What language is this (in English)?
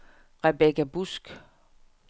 Danish